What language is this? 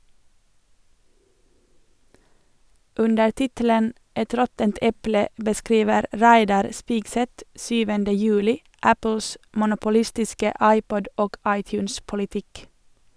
Norwegian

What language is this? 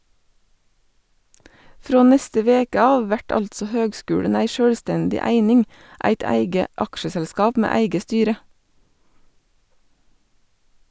Norwegian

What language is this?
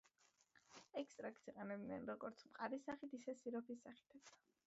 Georgian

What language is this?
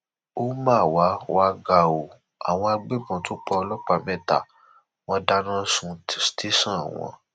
Yoruba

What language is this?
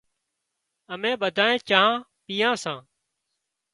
Wadiyara Koli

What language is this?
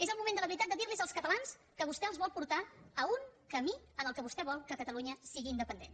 Catalan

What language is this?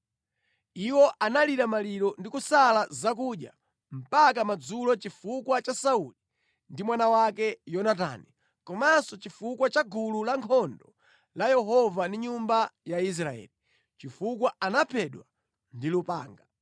Nyanja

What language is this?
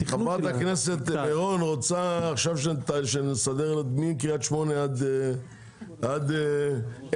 Hebrew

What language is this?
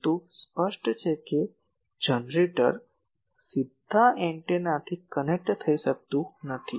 Gujarati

